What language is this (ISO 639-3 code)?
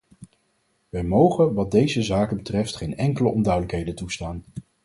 nld